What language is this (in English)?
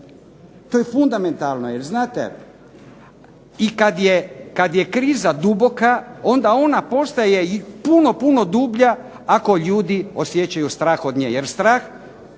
Croatian